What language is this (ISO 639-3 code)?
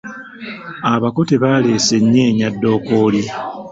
lug